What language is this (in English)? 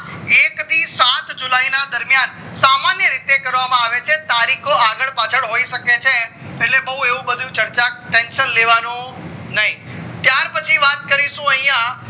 Gujarati